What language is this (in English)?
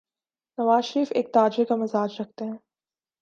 Urdu